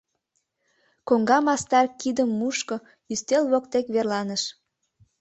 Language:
Mari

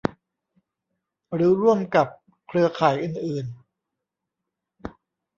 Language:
Thai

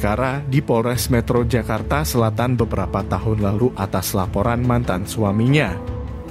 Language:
Indonesian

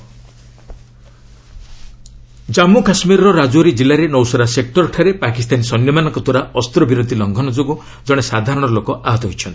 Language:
Odia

